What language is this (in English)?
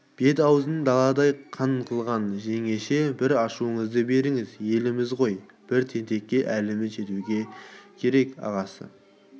Kazakh